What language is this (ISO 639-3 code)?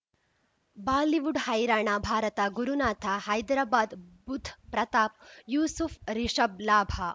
kan